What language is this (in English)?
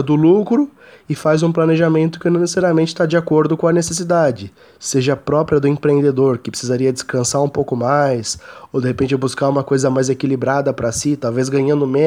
Portuguese